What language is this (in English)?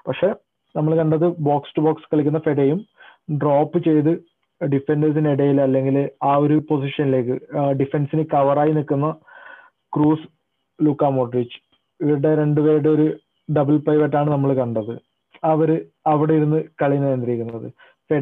Malayalam